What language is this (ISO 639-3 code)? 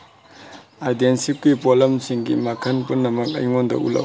mni